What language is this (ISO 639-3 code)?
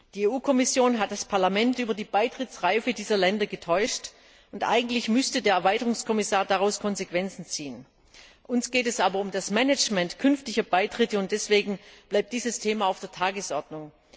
deu